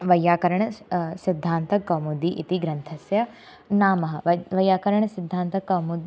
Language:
Sanskrit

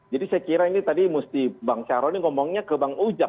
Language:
Indonesian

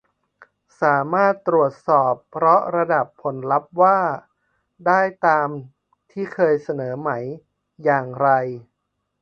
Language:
Thai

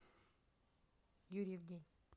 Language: Russian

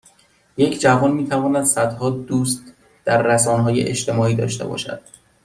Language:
Persian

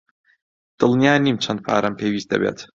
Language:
Central Kurdish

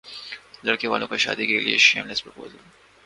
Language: Urdu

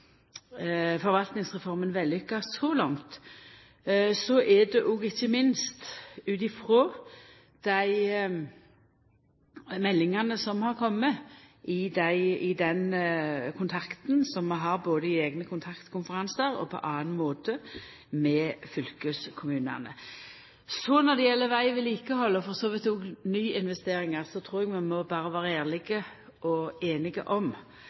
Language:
Norwegian Nynorsk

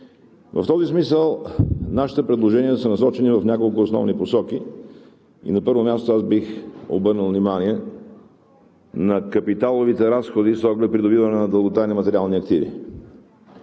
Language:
Bulgarian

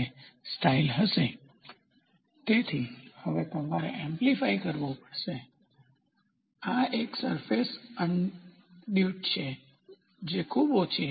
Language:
Gujarati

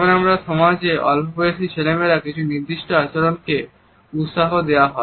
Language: Bangla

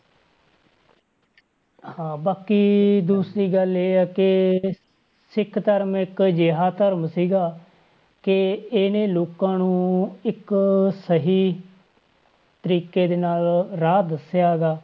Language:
Punjabi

